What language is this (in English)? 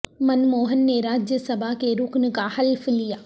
Urdu